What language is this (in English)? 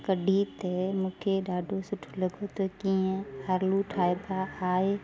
Sindhi